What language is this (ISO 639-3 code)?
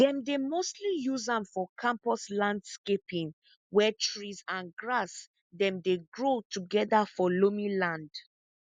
pcm